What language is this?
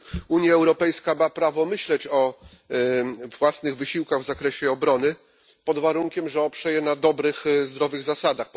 Polish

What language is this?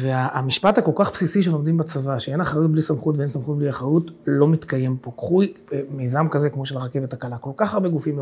Hebrew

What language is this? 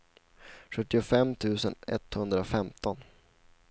Swedish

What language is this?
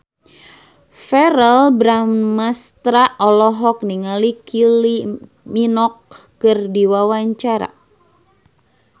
Sundanese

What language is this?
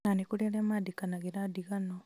Kikuyu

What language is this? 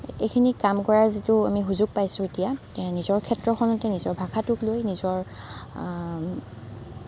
Assamese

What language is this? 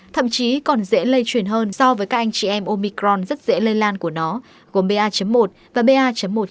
Vietnamese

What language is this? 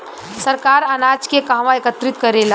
Bhojpuri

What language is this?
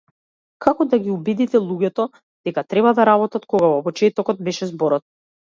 Macedonian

